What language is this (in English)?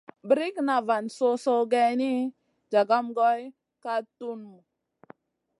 Masana